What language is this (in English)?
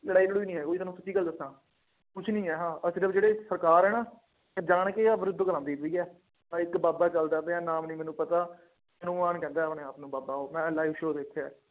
Punjabi